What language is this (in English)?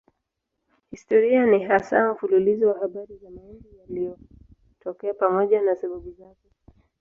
Swahili